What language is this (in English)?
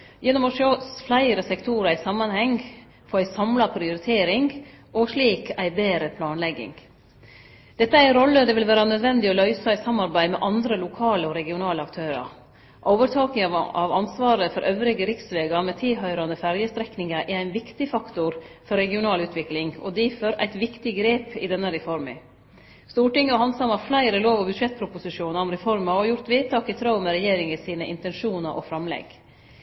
Norwegian Nynorsk